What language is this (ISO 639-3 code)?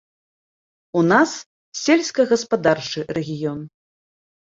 bel